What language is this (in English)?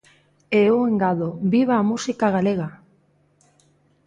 Galician